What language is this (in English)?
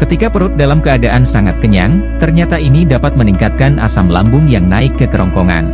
Indonesian